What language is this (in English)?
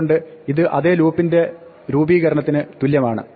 Malayalam